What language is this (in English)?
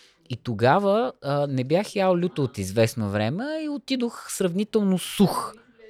Bulgarian